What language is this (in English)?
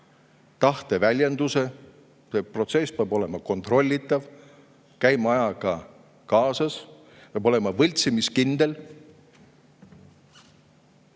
Estonian